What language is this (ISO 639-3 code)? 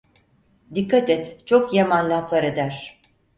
tur